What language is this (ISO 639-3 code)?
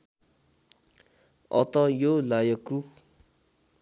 nep